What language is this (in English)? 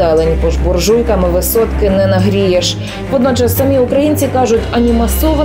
Ukrainian